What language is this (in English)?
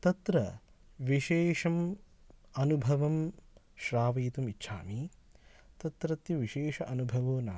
Sanskrit